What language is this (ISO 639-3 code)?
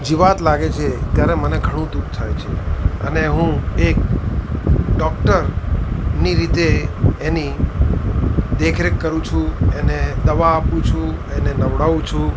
guj